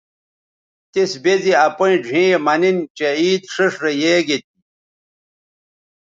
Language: Bateri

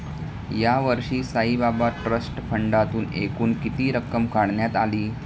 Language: Marathi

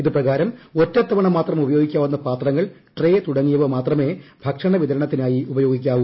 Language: Malayalam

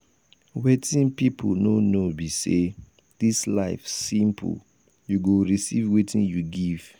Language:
Nigerian Pidgin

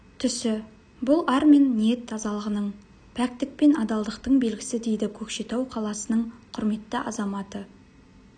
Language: Kazakh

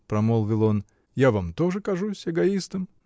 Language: Russian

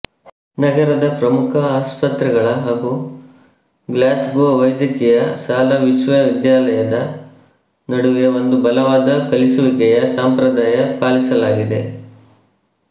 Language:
Kannada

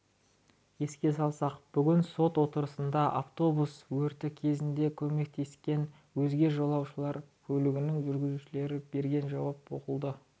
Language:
Kazakh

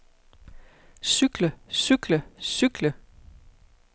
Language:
Danish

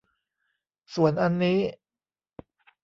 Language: Thai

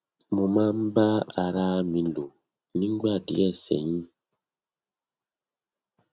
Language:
Yoruba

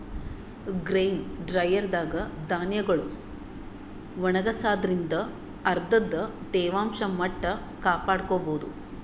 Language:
Kannada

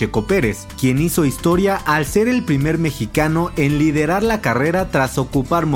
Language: Spanish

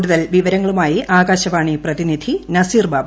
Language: Malayalam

